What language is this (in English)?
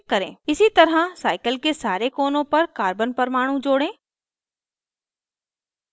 Hindi